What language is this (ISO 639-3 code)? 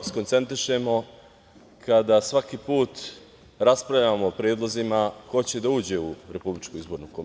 srp